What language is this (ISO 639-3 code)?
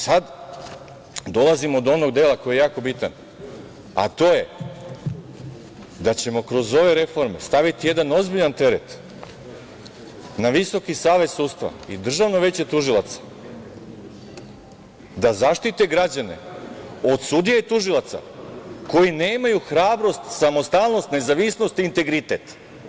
srp